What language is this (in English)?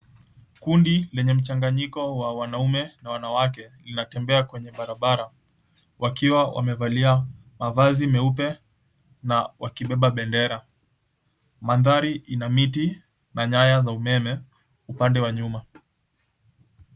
Swahili